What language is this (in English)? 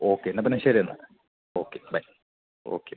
Malayalam